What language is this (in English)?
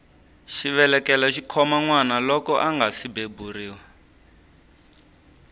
Tsonga